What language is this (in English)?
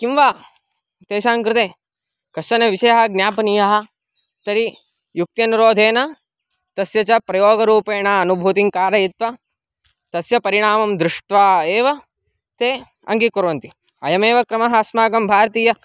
Sanskrit